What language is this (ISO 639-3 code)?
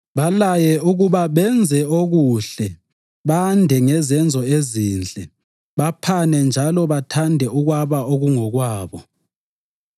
nde